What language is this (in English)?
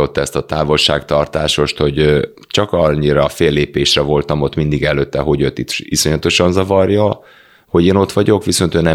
Hungarian